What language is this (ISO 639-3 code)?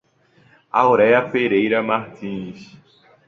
por